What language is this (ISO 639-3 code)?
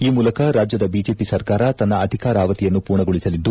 kan